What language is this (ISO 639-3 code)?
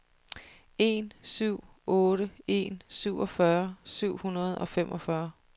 dan